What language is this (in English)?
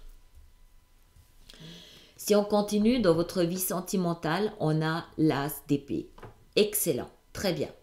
French